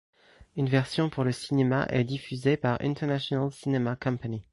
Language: French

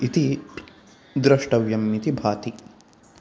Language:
Sanskrit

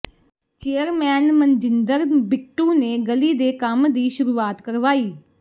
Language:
Punjabi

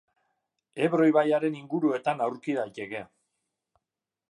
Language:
Basque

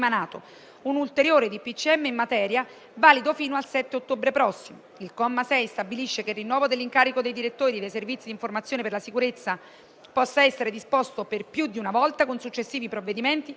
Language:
Italian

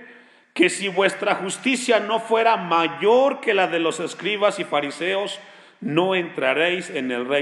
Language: Spanish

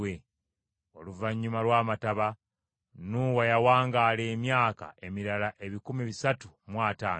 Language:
Ganda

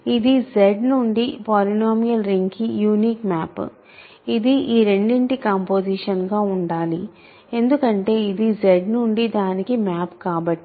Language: Telugu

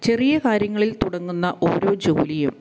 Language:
Malayalam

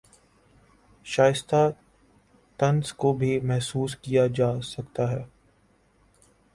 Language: Urdu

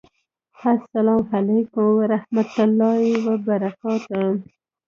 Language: Pashto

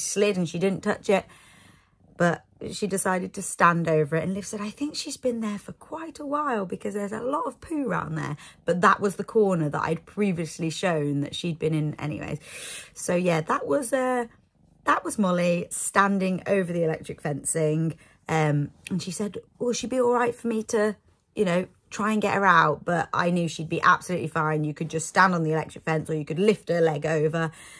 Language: English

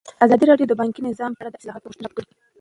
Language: Pashto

